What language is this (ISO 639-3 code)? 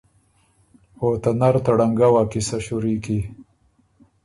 oru